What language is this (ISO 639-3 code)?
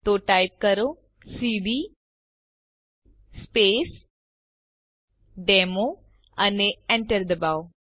guj